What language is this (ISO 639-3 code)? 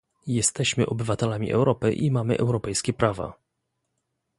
pol